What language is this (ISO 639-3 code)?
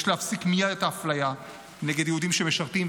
heb